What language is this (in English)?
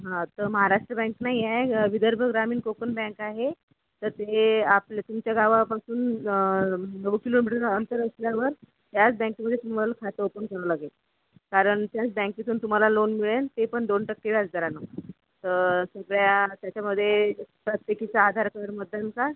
Marathi